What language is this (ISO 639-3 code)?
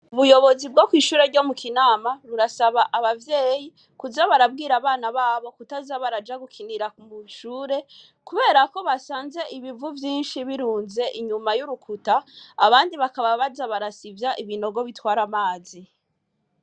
run